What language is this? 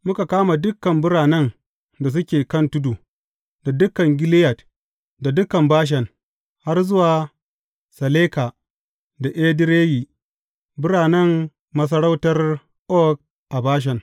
Hausa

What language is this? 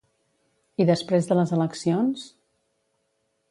Catalan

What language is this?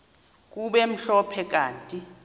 Xhosa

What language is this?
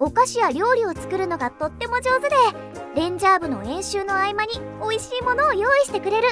Japanese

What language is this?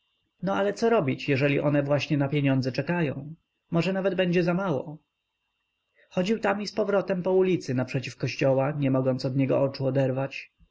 Polish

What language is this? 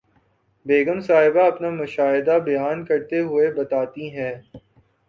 Urdu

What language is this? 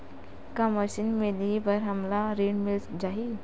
Chhattisgarhi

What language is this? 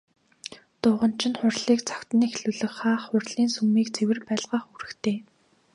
Mongolian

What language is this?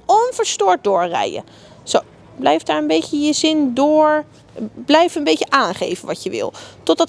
Dutch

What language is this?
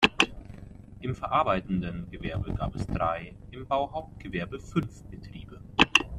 German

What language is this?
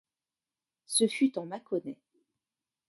French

